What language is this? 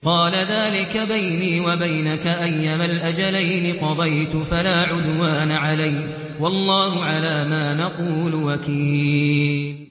Arabic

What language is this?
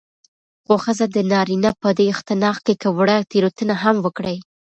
Pashto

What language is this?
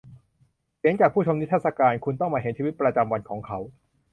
Thai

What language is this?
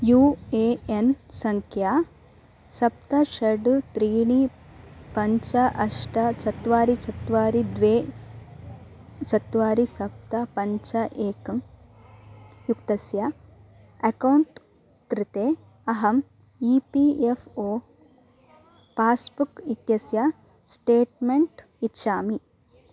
Sanskrit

